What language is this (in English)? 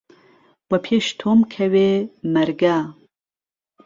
Central Kurdish